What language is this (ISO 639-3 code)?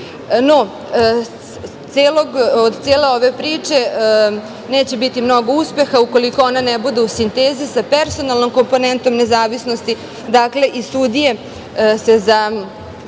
srp